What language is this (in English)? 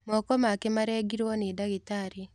Kikuyu